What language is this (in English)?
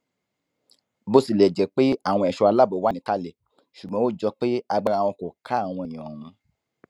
Yoruba